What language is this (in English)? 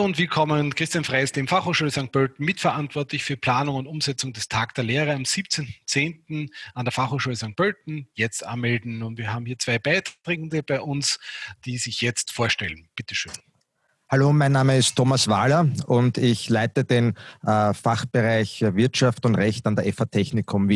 German